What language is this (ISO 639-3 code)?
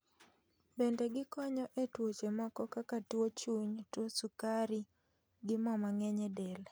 luo